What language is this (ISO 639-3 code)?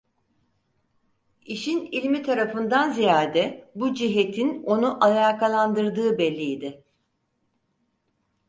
tur